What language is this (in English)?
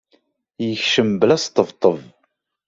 Kabyle